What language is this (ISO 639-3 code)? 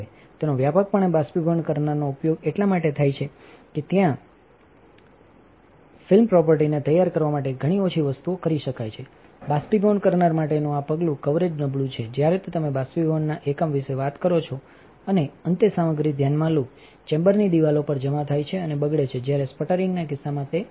guj